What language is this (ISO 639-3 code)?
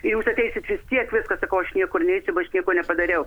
lit